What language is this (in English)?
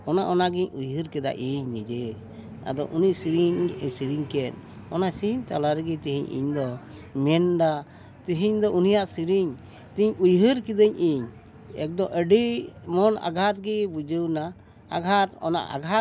Santali